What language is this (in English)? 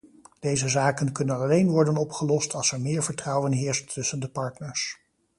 Dutch